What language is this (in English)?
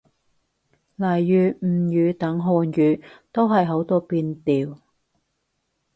Cantonese